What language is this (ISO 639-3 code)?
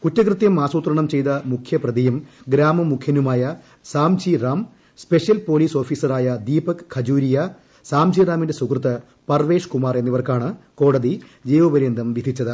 mal